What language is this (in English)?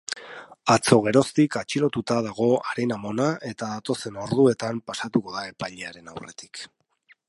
Basque